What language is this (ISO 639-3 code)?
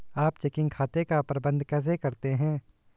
hin